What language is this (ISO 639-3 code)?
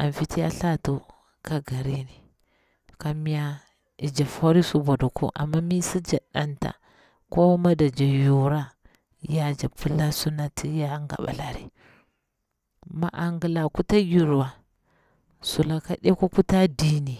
bwr